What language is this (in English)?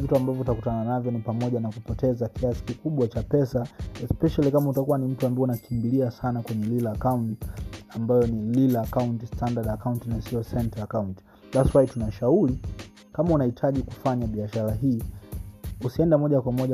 Swahili